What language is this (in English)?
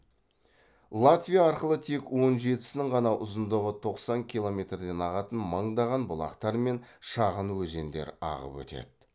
Kazakh